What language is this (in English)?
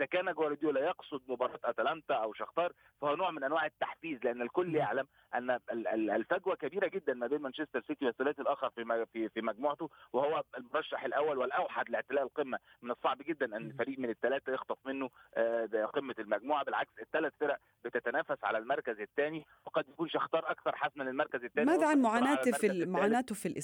Arabic